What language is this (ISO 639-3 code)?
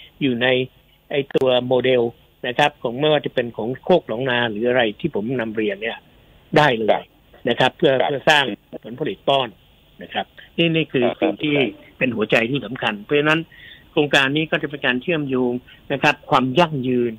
tha